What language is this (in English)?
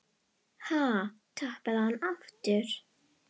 Icelandic